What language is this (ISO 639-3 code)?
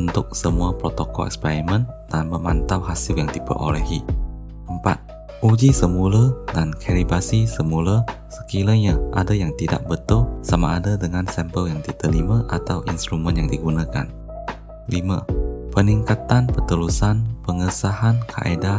msa